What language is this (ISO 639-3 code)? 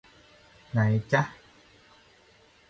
tha